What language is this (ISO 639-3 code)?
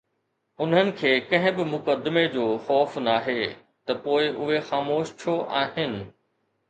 snd